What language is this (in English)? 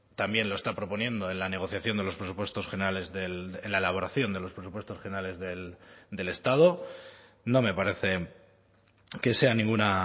Spanish